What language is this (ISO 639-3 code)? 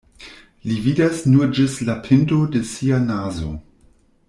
epo